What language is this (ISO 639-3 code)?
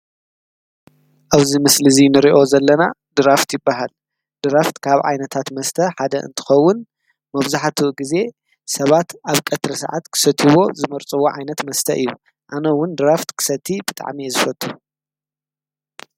tir